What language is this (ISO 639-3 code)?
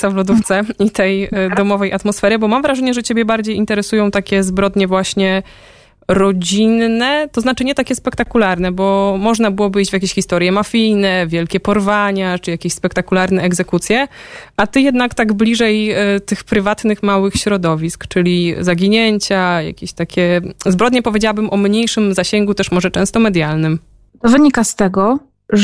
pol